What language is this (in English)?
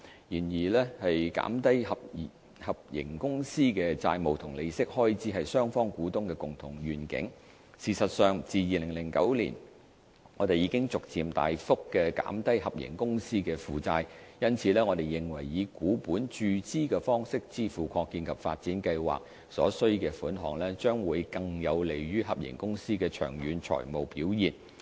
Cantonese